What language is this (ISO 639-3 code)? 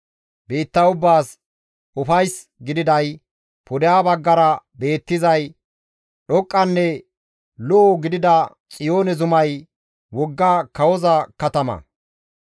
gmv